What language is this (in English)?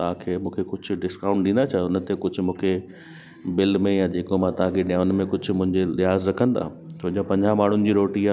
Sindhi